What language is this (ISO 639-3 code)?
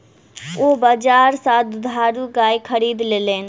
mai